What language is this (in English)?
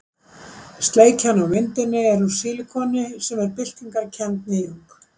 Icelandic